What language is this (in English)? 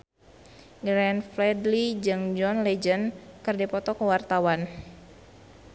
Sundanese